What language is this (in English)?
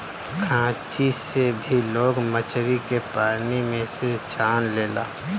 Bhojpuri